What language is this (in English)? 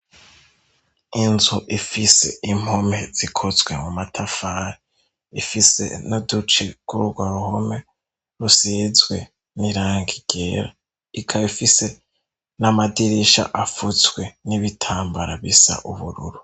Rundi